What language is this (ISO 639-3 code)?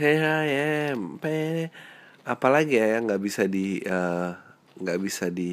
ind